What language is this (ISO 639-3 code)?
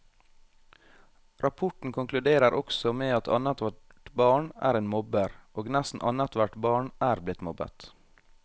nor